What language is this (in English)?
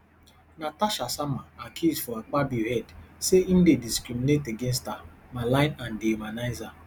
Nigerian Pidgin